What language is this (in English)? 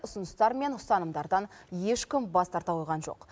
Kazakh